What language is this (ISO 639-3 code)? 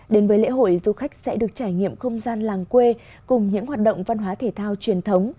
vie